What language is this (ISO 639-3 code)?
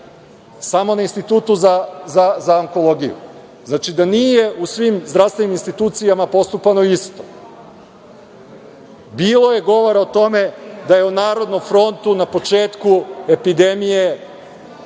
srp